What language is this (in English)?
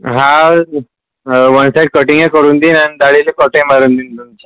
Marathi